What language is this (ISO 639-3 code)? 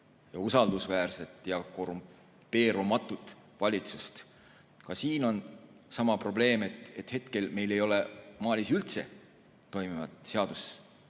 est